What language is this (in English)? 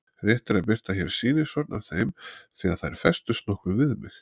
Icelandic